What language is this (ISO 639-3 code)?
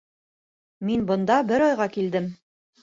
bak